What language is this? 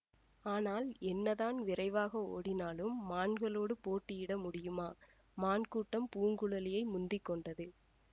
Tamil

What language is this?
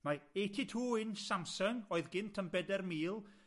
Welsh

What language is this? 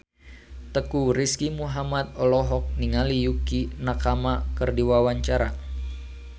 Sundanese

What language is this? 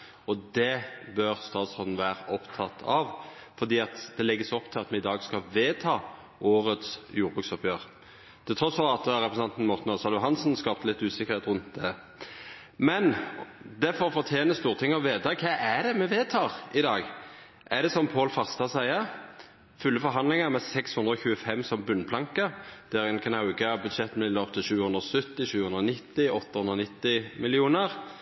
Norwegian Nynorsk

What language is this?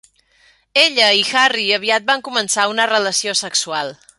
Catalan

